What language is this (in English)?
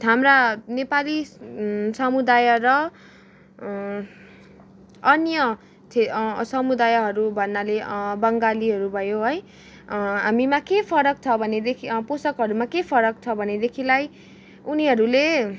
Nepali